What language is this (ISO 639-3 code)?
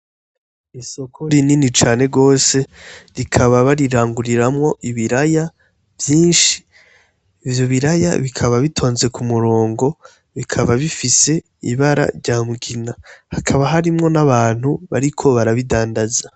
run